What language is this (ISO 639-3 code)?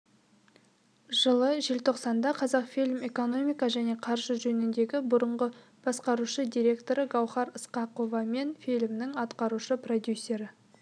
kaz